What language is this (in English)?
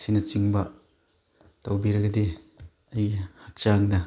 Manipuri